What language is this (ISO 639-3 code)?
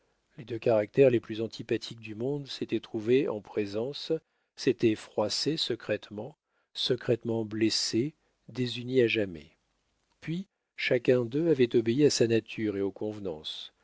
fra